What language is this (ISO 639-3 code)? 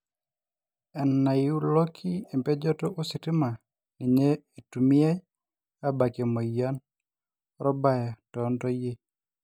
mas